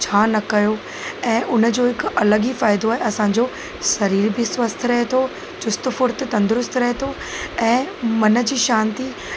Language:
Sindhi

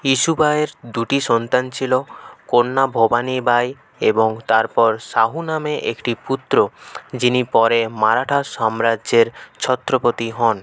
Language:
Bangla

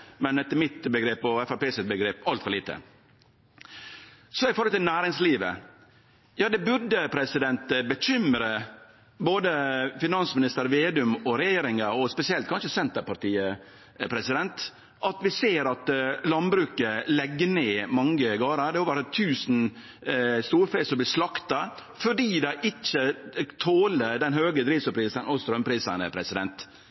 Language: Norwegian Nynorsk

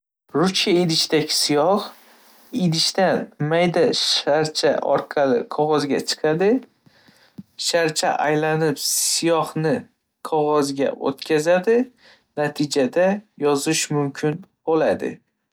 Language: Uzbek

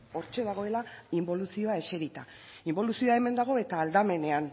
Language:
Basque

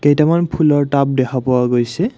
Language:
Assamese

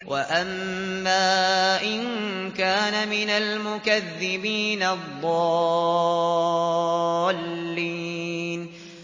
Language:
Arabic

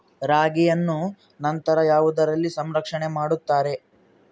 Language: Kannada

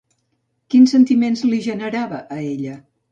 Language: Catalan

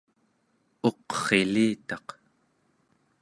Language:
Central Yupik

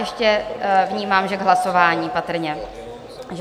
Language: Czech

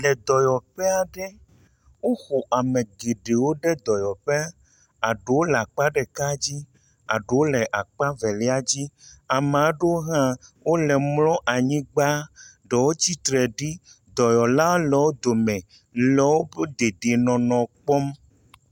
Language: Ewe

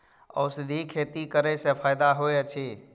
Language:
Maithili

